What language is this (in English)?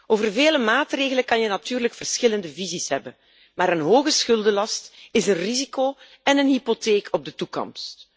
Dutch